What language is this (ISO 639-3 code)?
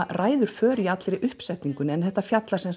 isl